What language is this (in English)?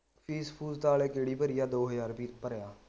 Punjabi